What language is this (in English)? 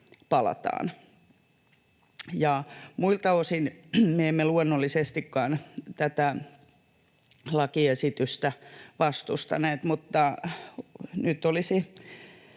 Finnish